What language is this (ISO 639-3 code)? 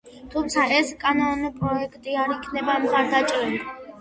kat